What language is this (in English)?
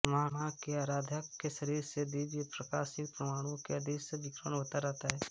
Hindi